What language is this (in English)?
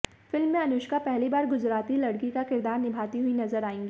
Hindi